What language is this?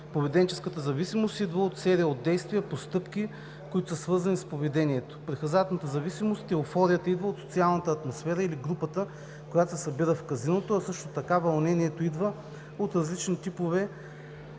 Bulgarian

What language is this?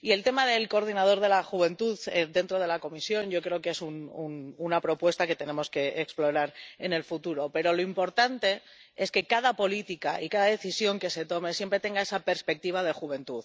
Spanish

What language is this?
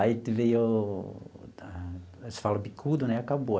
Portuguese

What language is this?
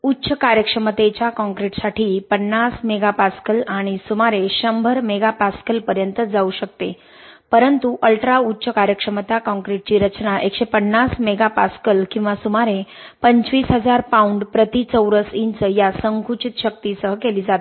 Marathi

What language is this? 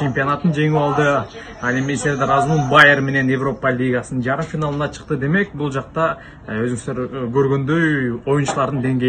Turkish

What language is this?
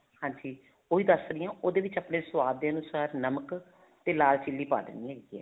Punjabi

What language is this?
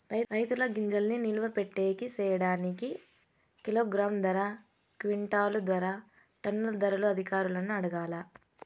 Telugu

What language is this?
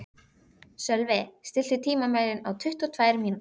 Icelandic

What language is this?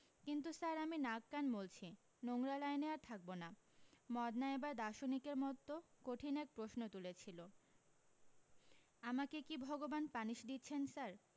Bangla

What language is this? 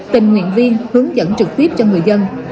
Vietnamese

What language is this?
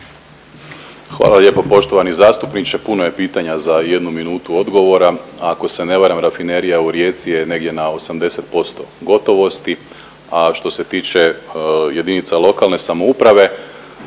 Croatian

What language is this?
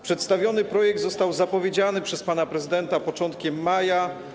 Polish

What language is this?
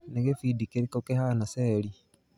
Kikuyu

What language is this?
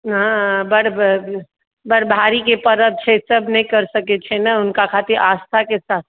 Maithili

